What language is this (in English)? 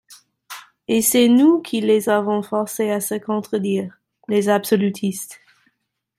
French